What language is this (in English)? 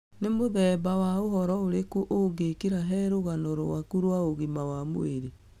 Kikuyu